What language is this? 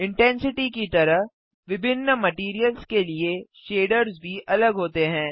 Hindi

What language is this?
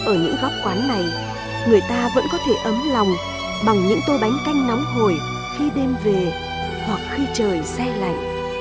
Vietnamese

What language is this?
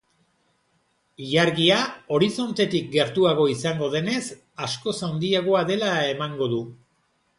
Basque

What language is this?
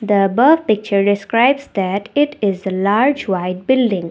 English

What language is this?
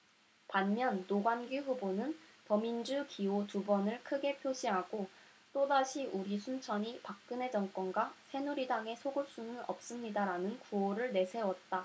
Korean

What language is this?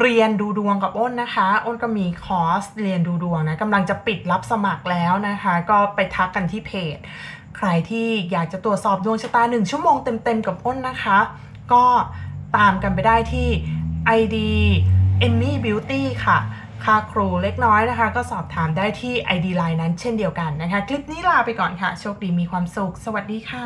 Thai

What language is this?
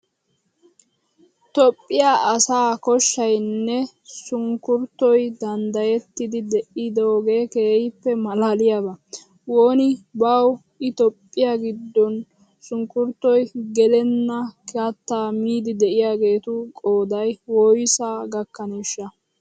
Wolaytta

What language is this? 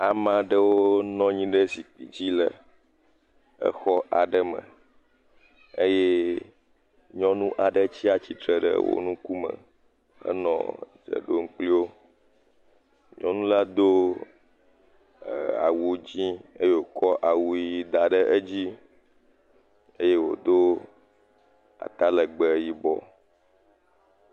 Ewe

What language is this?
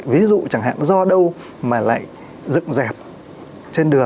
Vietnamese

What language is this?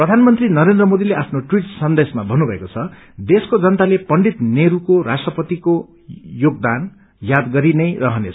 Nepali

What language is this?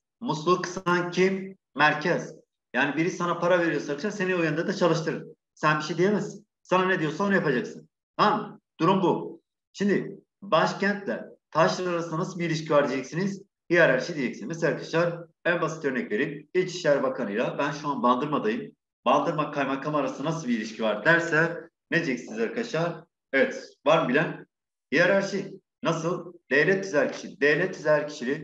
Turkish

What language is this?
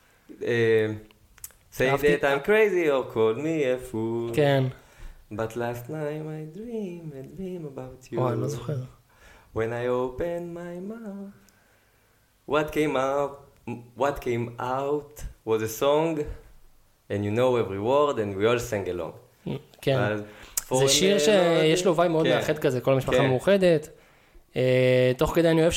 Hebrew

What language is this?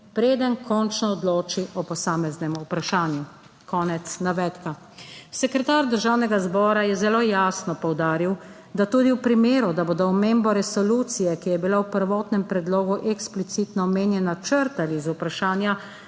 Slovenian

